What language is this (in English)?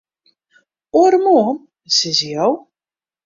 Western Frisian